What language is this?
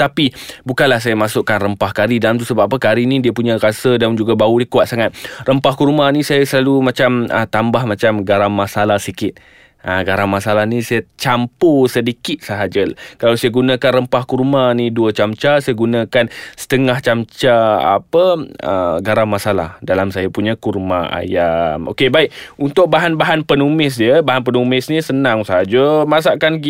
Malay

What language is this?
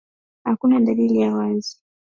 Swahili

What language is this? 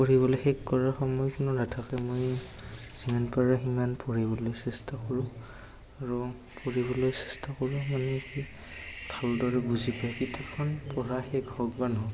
Assamese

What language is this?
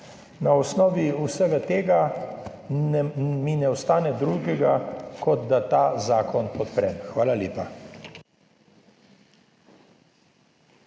Slovenian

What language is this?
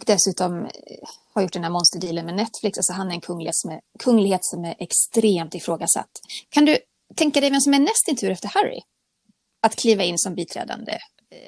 Swedish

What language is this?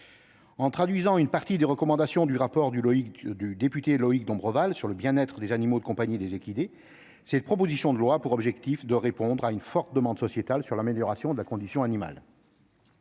French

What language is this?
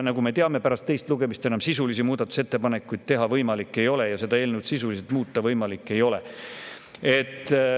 Estonian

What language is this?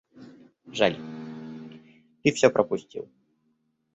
Russian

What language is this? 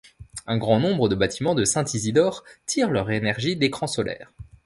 French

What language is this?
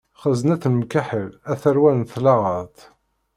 Kabyle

